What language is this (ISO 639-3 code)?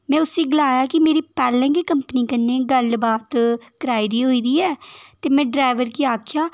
doi